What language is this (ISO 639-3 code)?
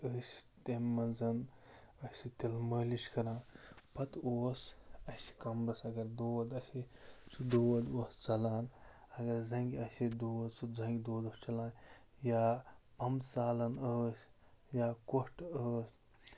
kas